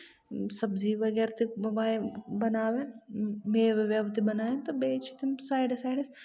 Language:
Kashmiri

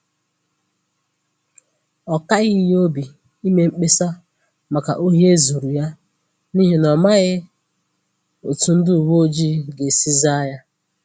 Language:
Igbo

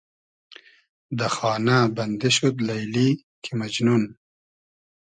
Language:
Hazaragi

